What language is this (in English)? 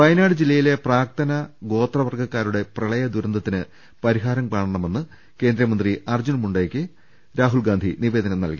Malayalam